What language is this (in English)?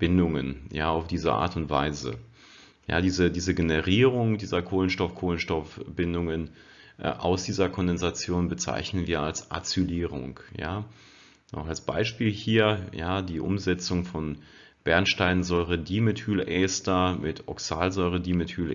German